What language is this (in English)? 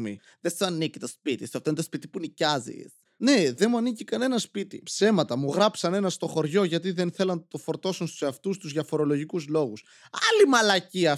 Greek